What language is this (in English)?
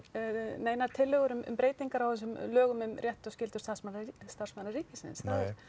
Icelandic